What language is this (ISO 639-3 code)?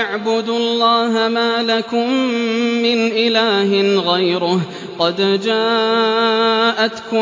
ara